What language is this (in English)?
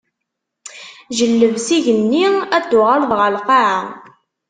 Kabyle